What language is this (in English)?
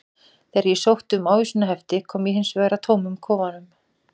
Icelandic